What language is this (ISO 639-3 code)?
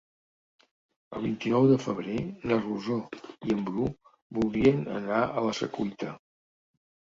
cat